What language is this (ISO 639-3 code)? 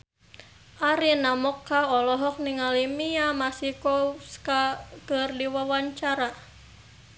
sun